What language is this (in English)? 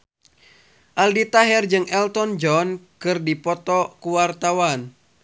Sundanese